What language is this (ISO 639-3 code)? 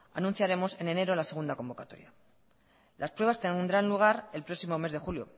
spa